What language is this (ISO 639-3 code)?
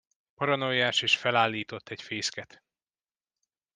hun